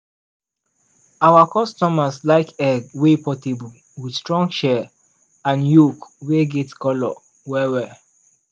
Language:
Nigerian Pidgin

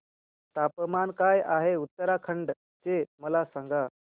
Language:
Marathi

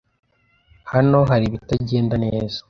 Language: Kinyarwanda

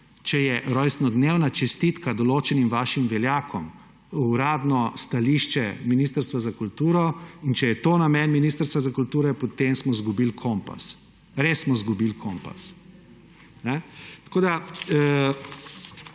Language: Slovenian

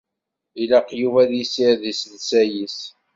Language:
Kabyle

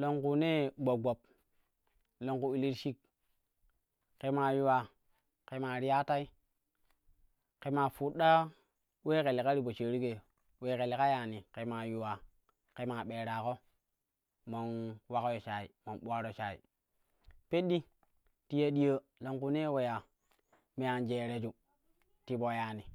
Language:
Kushi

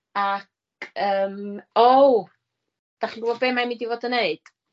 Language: Welsh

